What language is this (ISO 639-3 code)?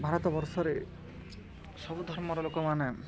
ori